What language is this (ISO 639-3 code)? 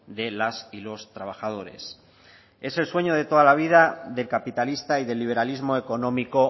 spa